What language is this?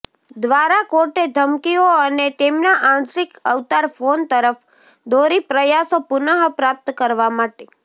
Gujarati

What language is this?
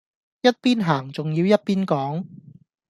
Cantonese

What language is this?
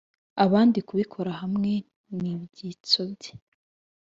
Kinyarwanda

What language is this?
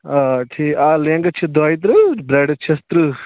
Kashmiri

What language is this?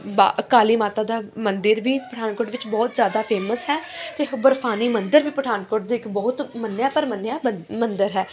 Punjabi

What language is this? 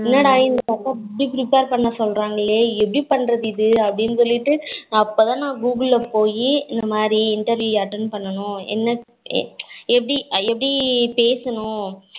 Tamil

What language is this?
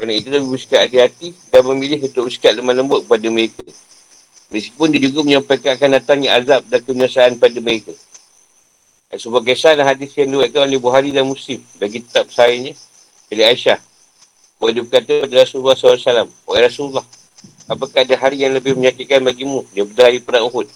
Malay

